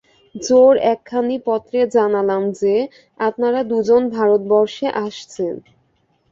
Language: Bangla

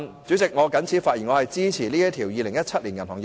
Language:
Cantonese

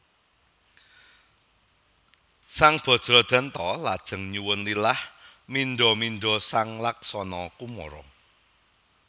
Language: Javanese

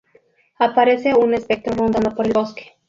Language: Spanish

